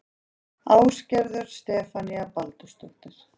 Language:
Icelandic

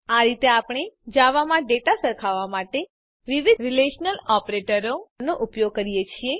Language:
Gujarati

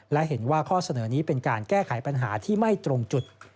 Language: Thai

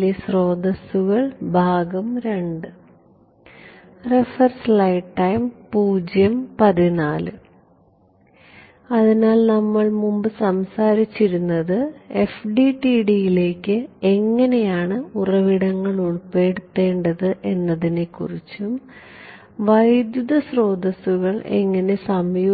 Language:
Malayalam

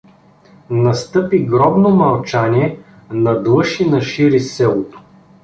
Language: Bulgarian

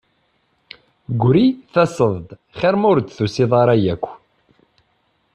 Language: Kabyle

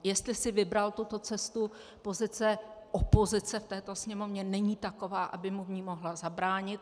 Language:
Czech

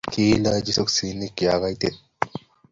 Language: Kalenjin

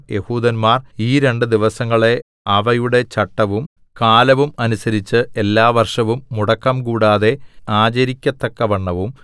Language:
Malayalam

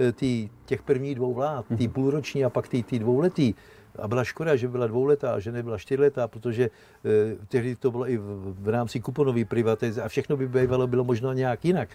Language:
Czech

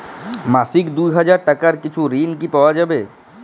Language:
Bangla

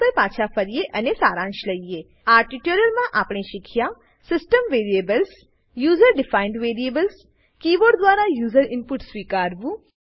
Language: Gujarati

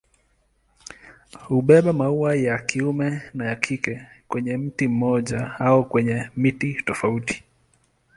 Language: Swahili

